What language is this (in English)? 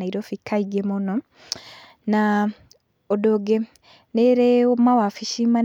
Kikuyu